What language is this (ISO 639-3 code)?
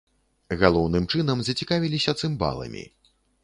bel